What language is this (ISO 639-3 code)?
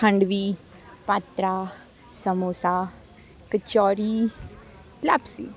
guj